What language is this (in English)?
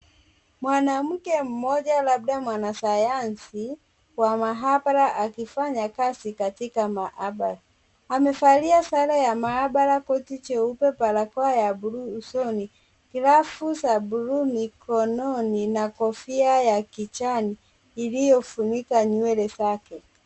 Swahili